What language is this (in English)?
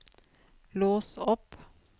Norwegian